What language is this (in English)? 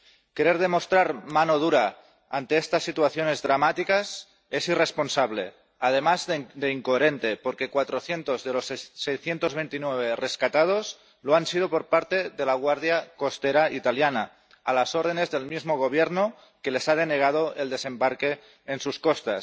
Spanish